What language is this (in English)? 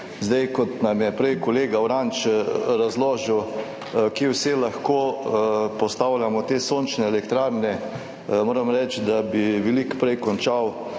Slovenian